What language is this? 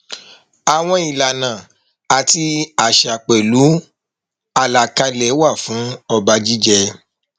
Yoruba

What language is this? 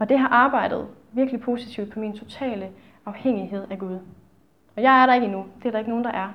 Danish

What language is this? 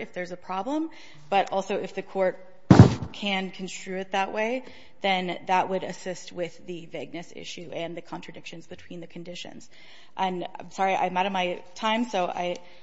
English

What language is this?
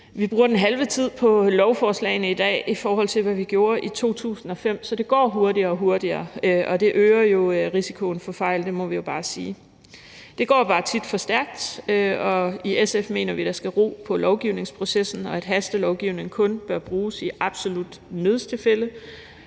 Danish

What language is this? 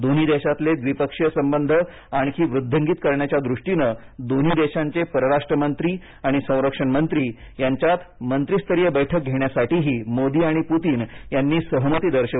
Marathi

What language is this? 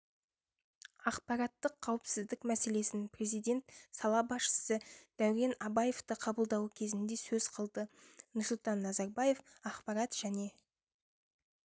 Kazakh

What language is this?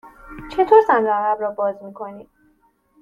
Persian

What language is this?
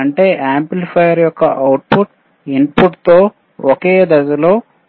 Telugu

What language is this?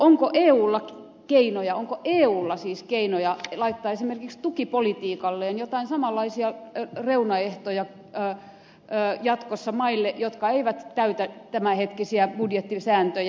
Finnish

